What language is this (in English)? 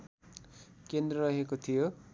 Nepali